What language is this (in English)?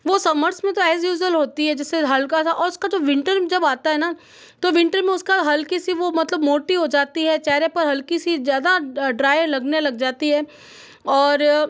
Hindi